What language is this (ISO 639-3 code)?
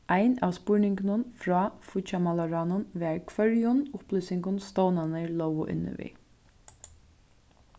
fao